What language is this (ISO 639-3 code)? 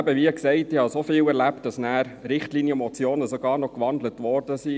gsw